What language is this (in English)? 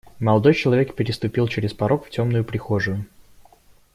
Russian